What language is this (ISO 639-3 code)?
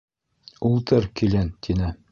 bak